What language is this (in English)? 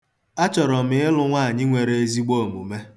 Igbo